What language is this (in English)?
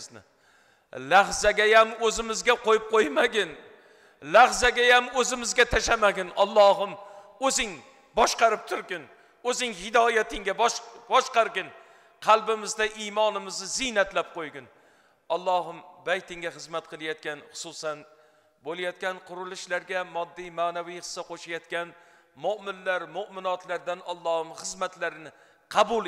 Turkish